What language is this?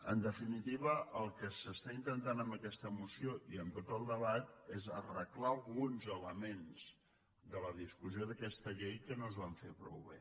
Catalan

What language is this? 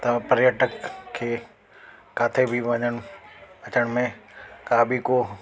Sindhi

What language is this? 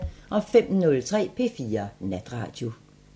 Danish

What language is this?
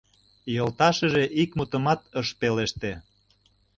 Mari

